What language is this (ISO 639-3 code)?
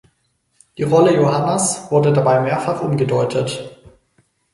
deu